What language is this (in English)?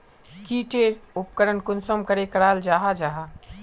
Magahi